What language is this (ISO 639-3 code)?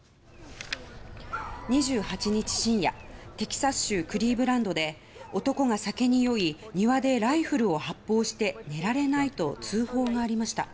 jpn